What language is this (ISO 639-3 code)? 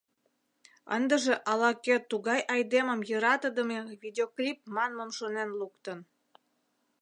chm